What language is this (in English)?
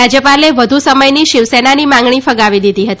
Gujarati